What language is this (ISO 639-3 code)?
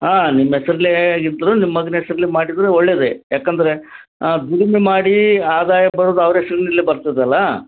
kan